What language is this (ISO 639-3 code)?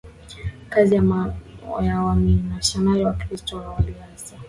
swa